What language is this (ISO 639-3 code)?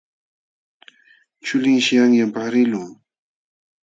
qxw